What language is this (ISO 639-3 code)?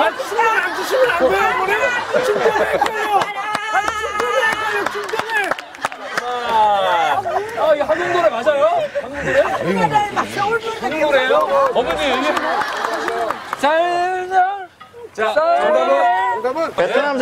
kor